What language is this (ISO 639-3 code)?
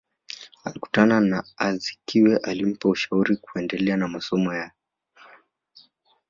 swa